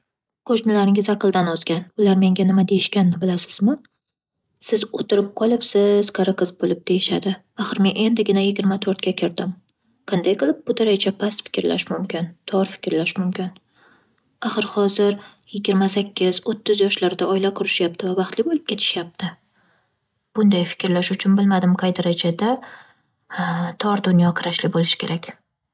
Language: Uzbek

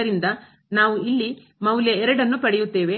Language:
Kannada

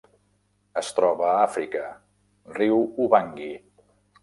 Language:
Catalan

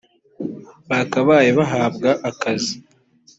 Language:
Kinyarwanda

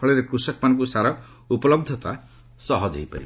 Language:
Odia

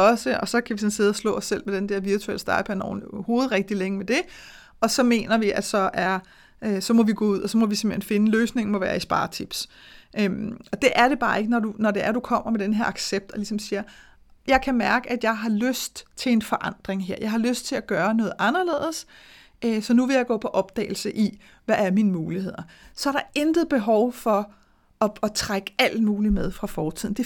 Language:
Danish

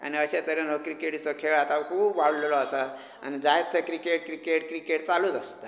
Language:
Konkani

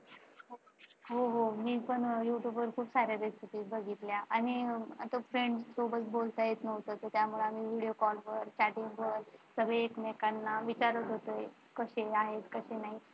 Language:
Marathi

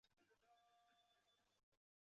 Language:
Chinese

